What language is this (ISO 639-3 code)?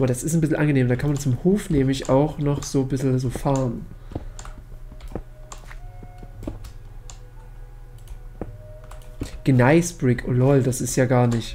deu